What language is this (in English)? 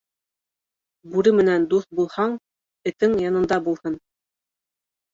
Bashkir